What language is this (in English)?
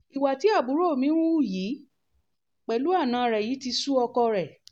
Yoruba